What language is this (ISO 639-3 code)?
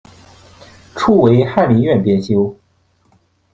zho